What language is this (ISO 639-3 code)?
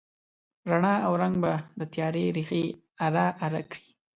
pus